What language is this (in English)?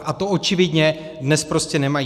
Czech